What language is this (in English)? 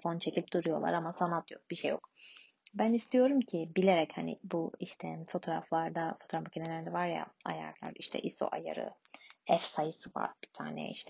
Turkish